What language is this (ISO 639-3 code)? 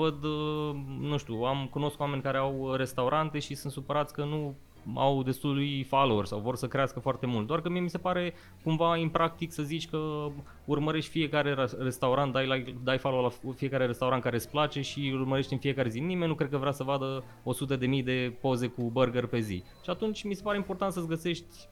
ron